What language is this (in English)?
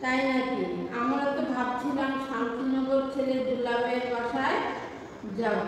Romanian